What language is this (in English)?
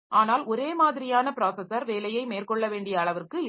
Tamil